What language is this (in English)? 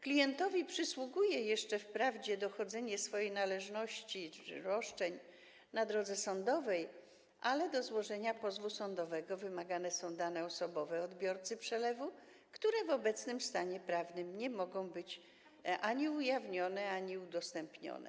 Polish